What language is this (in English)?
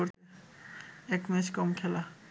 Bangla